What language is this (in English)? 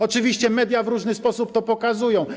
Polish